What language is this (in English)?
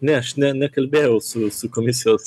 Lithuanian